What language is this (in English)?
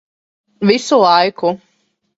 Latvian